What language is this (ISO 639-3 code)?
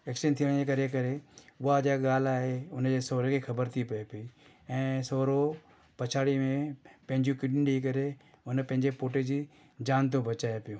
snd